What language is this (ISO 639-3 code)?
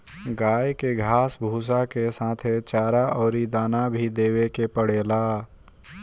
bho